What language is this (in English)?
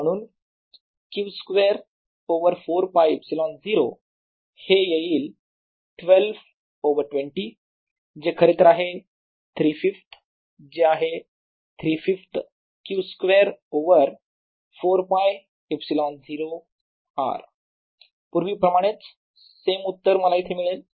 Marathi